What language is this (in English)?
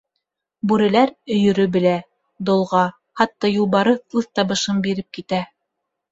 Bashkir